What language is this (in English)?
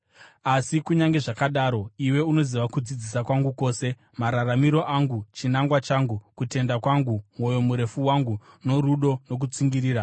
Shona